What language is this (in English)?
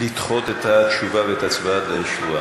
Hebrew